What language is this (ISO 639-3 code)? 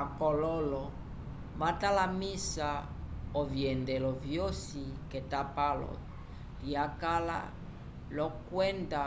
umb